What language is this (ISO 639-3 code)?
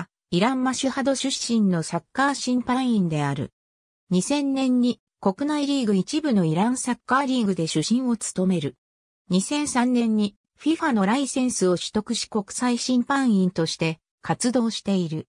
jpn